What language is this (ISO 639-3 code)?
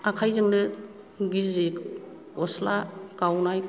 brx